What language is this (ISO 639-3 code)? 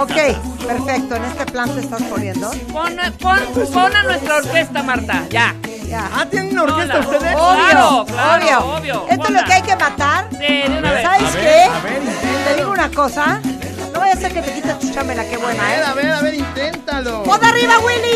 spa